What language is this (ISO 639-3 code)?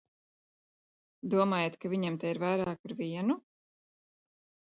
lav